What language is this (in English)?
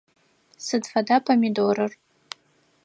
Adyghe